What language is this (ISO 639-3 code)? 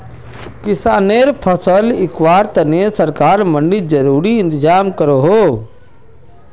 mag